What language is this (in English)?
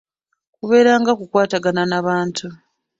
Ganda